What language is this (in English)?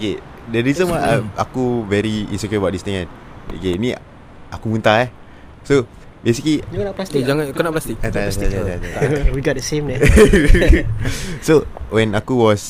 Malay